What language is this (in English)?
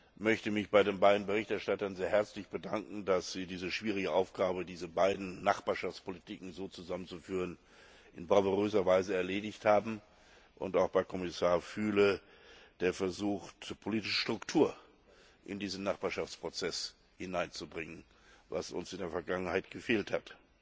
German